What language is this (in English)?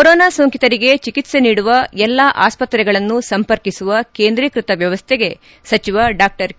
Kannada